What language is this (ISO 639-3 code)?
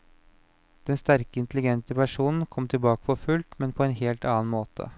nor